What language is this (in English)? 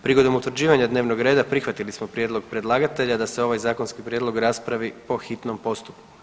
Croatian